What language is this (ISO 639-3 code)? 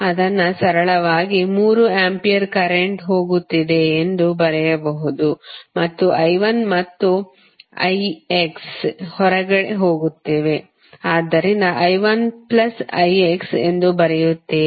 kan